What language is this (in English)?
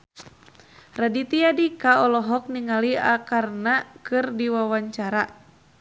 Sundanese